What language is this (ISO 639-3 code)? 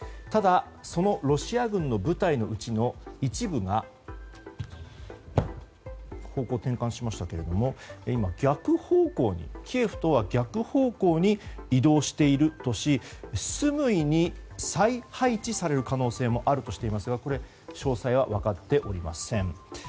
jpn